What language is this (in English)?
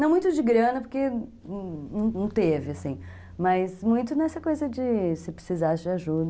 Portuguese